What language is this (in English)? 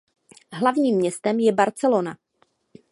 Czech